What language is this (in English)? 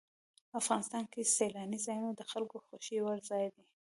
Pashto